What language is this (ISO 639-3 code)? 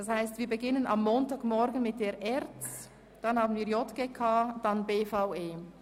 gsw